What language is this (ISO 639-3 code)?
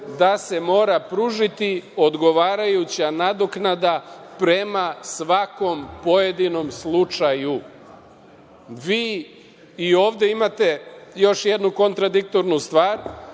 srp